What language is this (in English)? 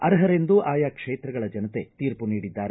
Kannada